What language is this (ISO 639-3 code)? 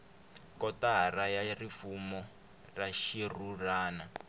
tso